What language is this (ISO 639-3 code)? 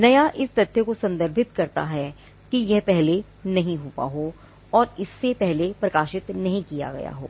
hin